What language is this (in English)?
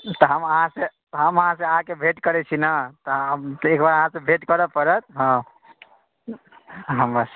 Maithili